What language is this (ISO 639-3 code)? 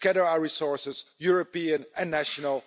eng